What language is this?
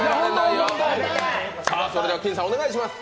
Japanese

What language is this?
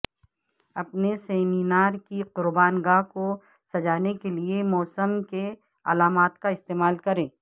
Urdu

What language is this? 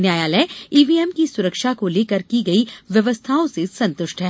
Hindi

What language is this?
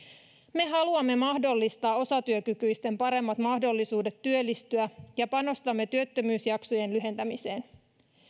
Finnish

